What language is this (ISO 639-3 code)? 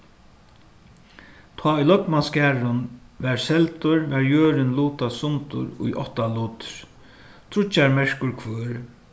fao